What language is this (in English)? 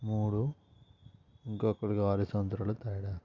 Telugu